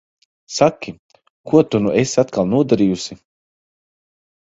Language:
Latvian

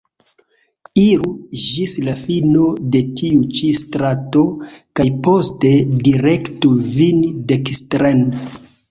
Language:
Esperanto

